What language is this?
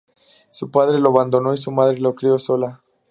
Spanish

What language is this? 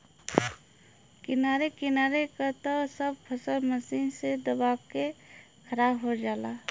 Bhojpuri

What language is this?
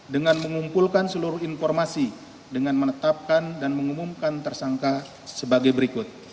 Indonesian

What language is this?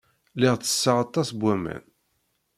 Kabyle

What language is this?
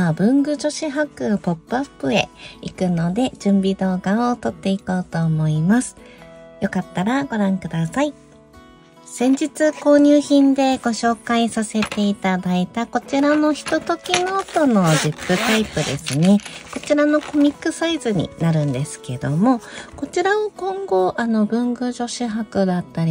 Japanese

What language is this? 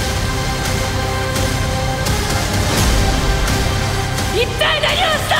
Japanese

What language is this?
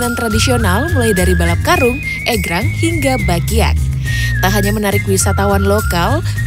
Indonesian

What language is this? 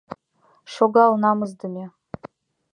Mari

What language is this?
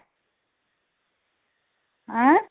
Odia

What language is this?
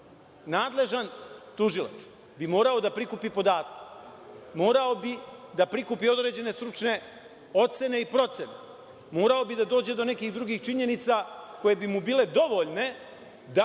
Serbian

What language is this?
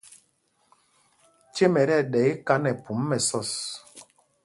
Mpumpong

